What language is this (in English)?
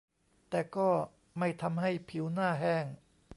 Thai